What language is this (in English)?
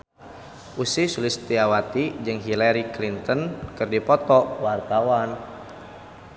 Sundanese